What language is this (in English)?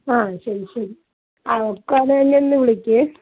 Malayalam